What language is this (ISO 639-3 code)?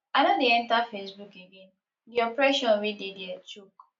pcm